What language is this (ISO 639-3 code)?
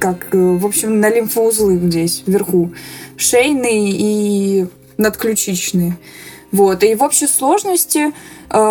rus